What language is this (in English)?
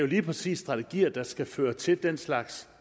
Danish